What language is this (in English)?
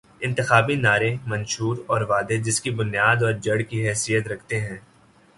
Urdu